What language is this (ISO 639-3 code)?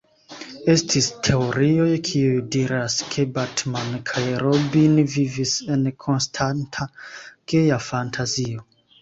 epo